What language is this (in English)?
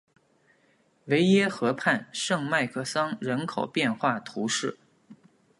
Chinese